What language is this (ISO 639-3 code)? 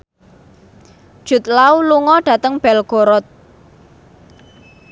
jav